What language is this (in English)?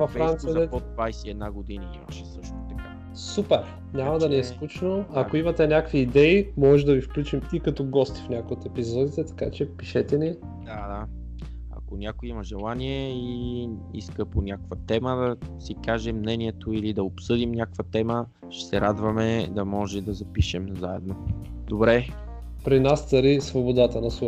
Bulgarian